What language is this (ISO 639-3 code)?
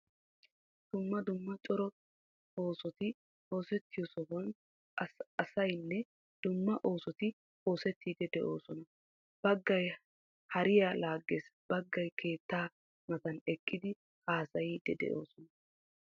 wal